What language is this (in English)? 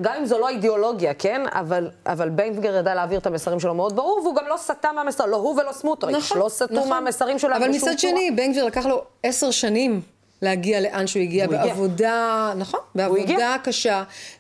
Hebrew